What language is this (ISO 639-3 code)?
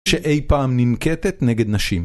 heb